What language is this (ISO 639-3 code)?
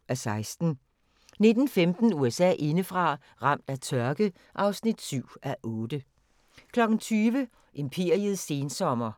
dan